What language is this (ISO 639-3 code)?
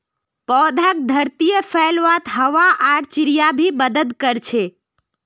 mag